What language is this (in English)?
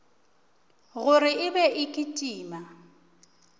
Northern Sotho